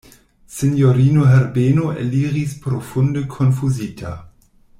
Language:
Esperanto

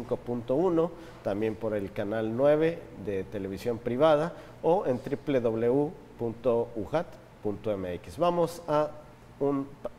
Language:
Spanish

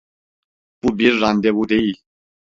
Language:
Turkish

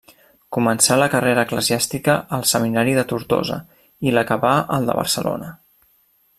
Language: Catalan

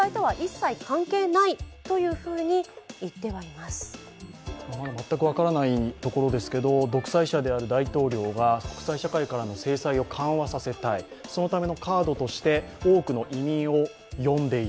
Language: Japanese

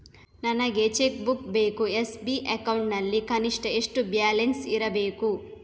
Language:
Kannada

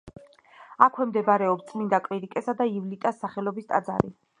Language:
Georgian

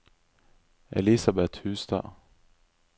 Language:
Norwegian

